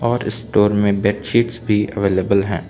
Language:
Hindi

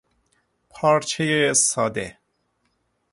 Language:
Persian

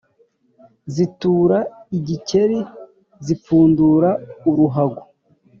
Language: Kinyarwanda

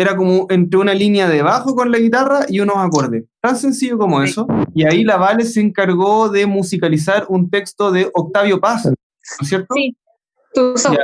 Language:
Spanish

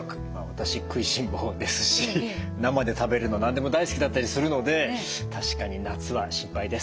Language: Japanese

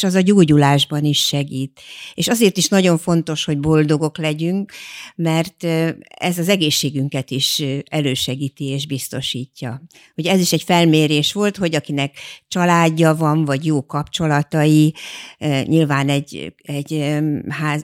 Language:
Hungarian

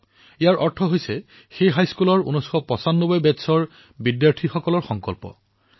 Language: Assamese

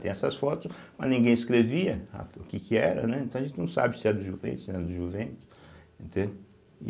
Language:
Portuguese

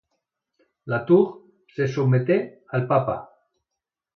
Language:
Catalan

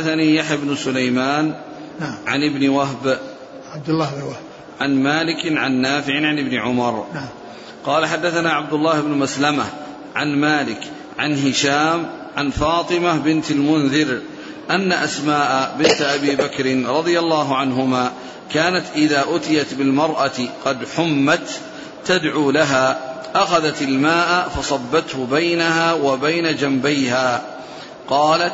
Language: Arabic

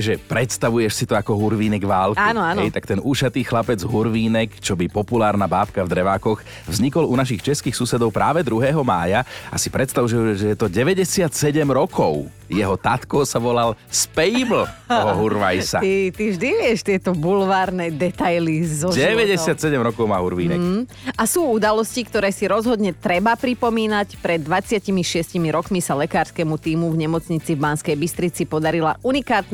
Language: Slovak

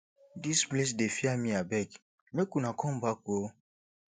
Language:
Nigerian Pidgin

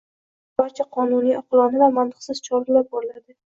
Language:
Uzbek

